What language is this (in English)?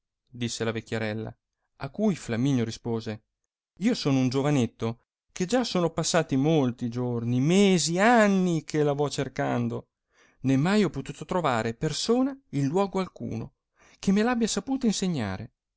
Italian